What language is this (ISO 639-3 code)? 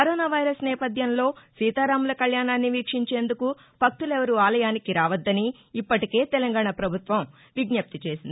tel